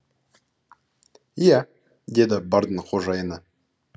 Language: Kazakh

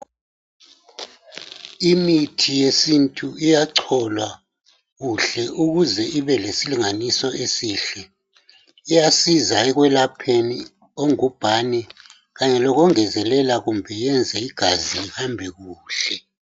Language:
North Ndebele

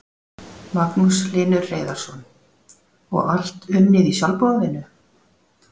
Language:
Icelandic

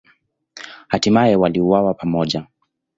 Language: Swahili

